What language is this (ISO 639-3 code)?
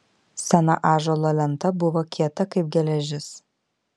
lit